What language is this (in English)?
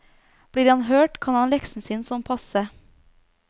Norwegian